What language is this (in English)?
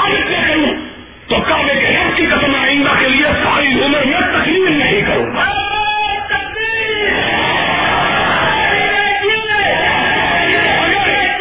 Urdu